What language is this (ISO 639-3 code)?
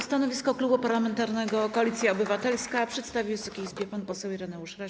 pol